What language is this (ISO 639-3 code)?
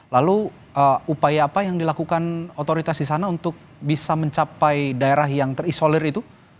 ind